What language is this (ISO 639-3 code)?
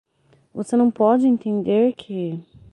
por